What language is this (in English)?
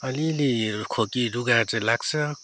Nepali